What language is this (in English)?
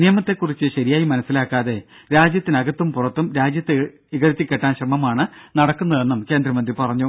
Malayalam